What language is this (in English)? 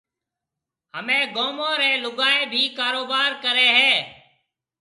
Marwari (Pakistan)